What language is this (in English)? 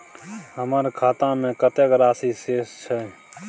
Maithili